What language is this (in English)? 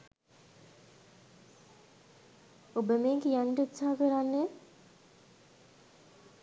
Sinhala